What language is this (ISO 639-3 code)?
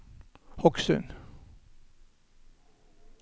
nor